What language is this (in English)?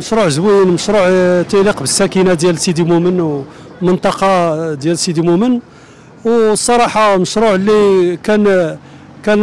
Arabic